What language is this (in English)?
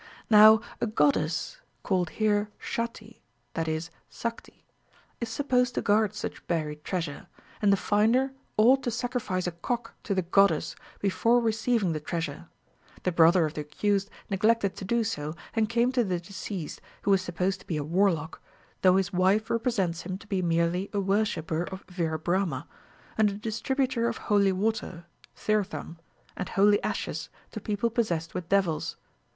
English